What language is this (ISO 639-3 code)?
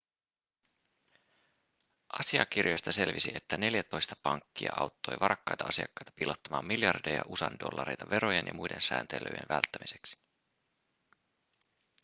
fin